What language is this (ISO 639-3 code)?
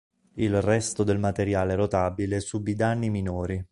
ita